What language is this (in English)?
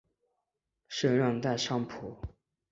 Chinese